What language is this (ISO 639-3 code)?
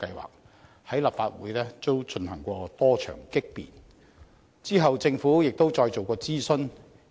yue